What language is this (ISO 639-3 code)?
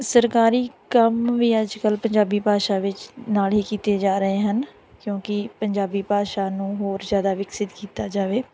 pan